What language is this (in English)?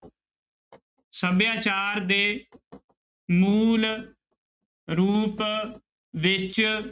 Punjabi